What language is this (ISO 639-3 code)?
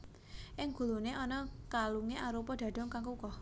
jav